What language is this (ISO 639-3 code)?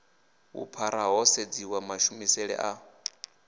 ven